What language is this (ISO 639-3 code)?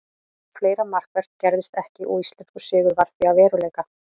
isl